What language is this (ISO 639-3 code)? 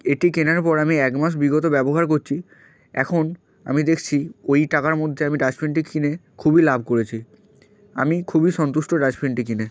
ben